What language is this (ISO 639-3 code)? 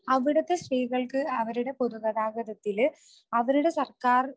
mal